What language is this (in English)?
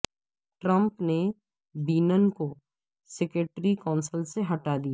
Urdu